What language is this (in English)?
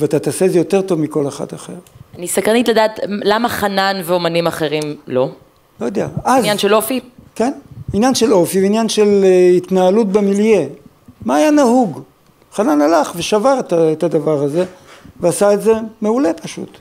Hebrew